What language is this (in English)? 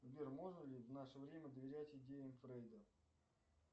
Russian